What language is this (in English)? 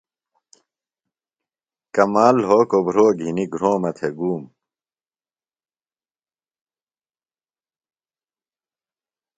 Phalura